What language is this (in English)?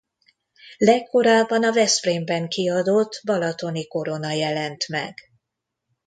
Hungarian